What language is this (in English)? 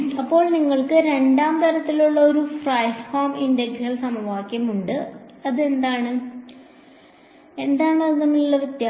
Malayalam